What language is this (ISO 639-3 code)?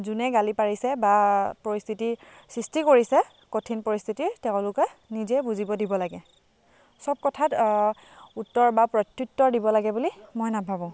asm